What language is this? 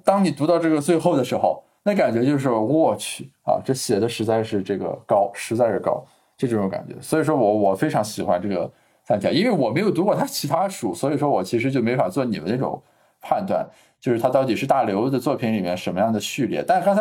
Chinese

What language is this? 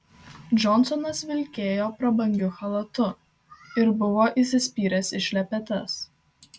Lithuanian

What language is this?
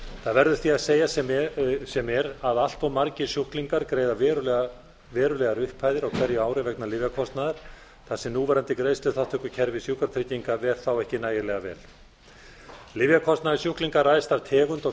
Icelandic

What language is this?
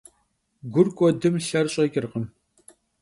Kabardian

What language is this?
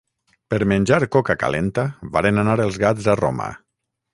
Catalan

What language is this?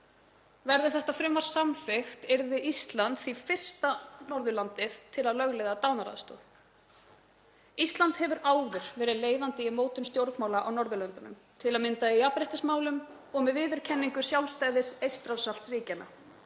Icelandic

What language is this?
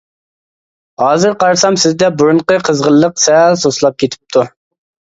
Uyghur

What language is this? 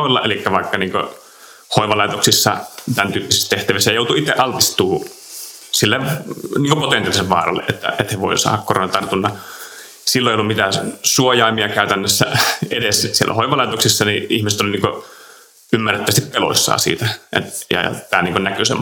Finnish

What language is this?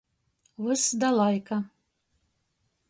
Latgalian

